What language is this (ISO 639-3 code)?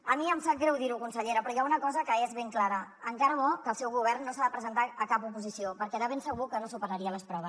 cat